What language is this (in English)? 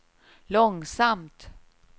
Swedish